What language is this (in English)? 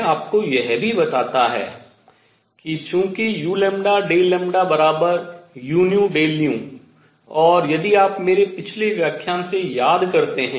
Hindi